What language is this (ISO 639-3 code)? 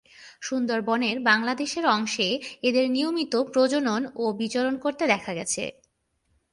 ben